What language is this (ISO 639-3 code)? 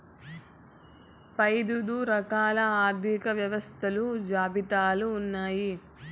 tel